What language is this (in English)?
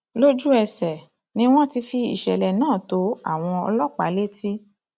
Yoruba